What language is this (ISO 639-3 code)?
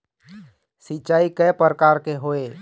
hne